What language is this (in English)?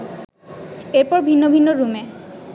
Bangla